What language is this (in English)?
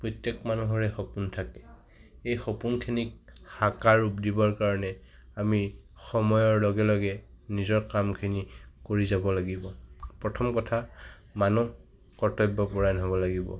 Assamese